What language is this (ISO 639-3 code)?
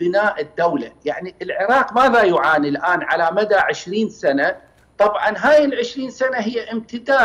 ara